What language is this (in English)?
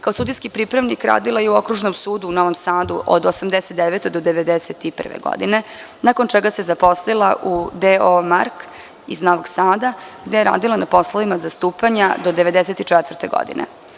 Serbian